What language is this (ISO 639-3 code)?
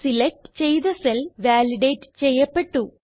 mal